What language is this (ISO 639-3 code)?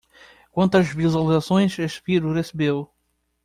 por